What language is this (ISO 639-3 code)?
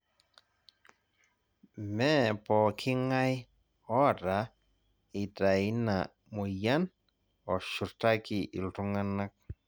mas